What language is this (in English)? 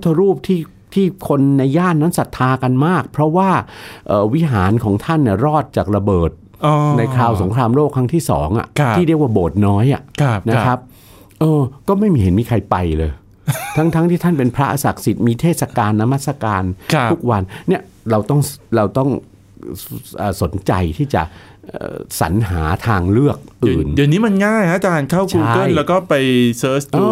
Thai